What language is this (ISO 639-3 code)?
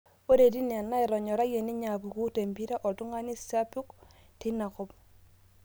mas